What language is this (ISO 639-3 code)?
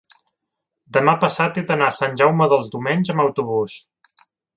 cat